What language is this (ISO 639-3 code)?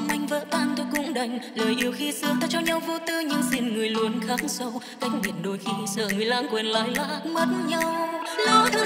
vie